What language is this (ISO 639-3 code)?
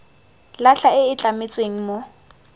tsn